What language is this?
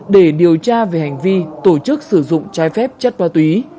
Vietnamese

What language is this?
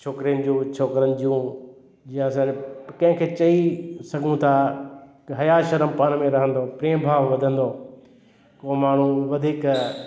Sindhi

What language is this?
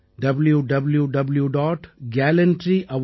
Tamil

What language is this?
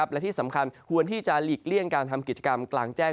Thai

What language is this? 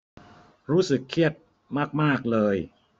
Thai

